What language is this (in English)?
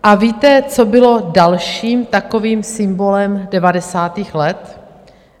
Czech